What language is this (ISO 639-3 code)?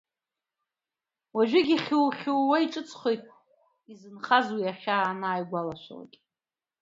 abk